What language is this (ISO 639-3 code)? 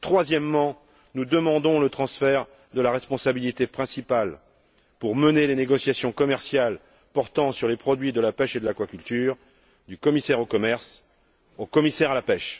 fra